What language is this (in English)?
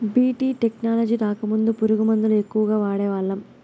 Telugu